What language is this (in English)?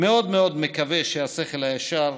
Hebrew